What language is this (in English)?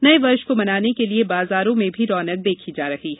Hindi